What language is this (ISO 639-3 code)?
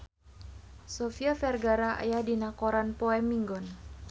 sun